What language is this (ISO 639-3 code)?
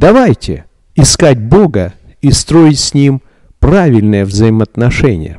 rus